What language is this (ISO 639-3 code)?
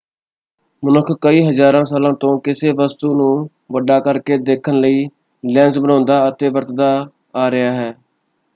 pan